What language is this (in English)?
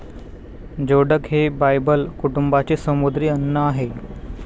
Marathi